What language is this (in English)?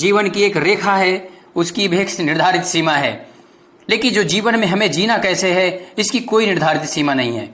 Hindi